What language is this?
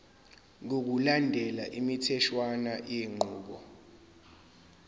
Zulu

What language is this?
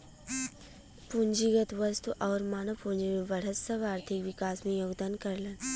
Bhojpuri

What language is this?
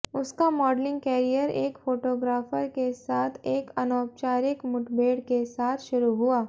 Hindi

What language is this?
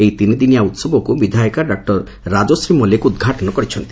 Odia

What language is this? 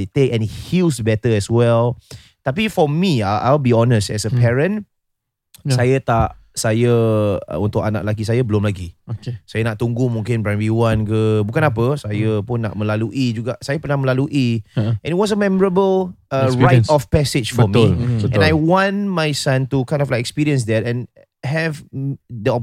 Malay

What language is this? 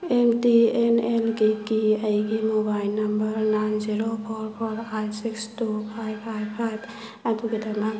Manipuri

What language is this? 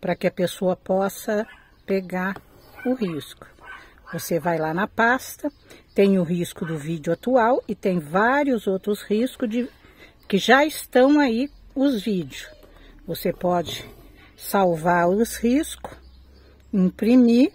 Portuguese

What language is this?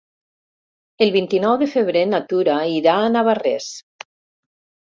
Catalan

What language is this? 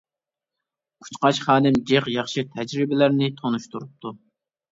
Uyghur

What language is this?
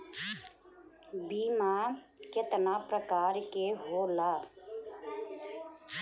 Bhojpuri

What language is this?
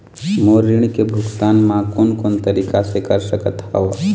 Chhattisgarhi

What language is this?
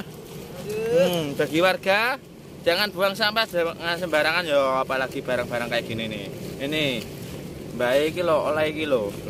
Indonesian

